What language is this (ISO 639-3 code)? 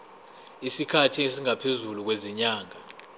zul